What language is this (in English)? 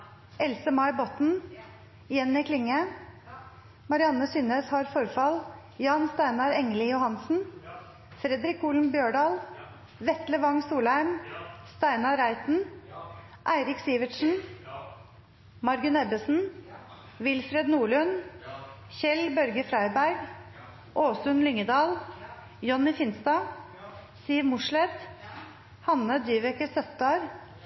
Norwegian Nynorsk